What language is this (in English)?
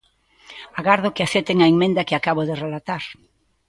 Galician